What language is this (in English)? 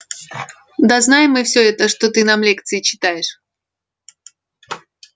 Russian